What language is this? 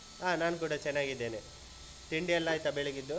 Kannada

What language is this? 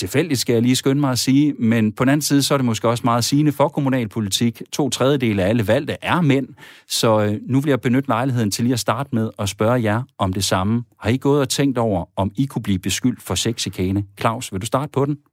Danish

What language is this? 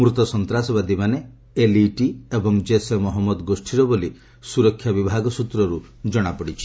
Odia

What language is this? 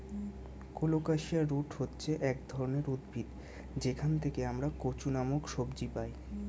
Bangla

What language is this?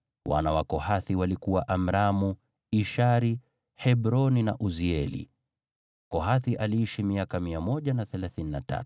Swahili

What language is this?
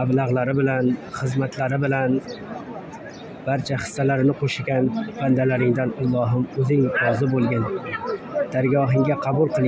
Arabic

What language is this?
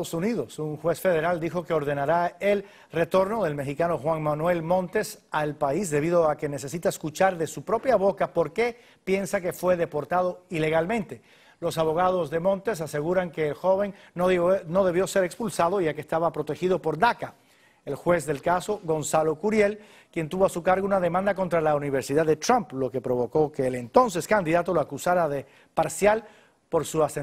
Spanish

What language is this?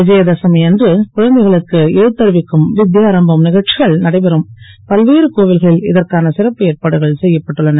Tamil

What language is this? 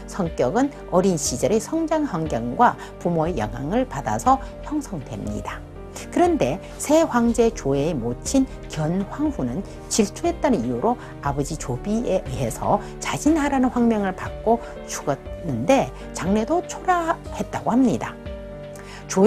Korean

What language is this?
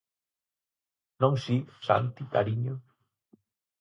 Galician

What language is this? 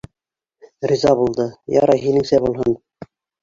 Bashkir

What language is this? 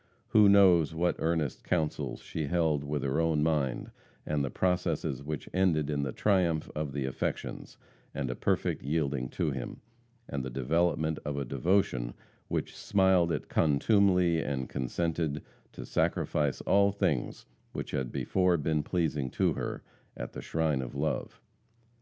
English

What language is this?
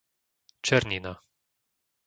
Slovak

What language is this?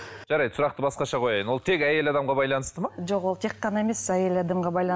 Kazakh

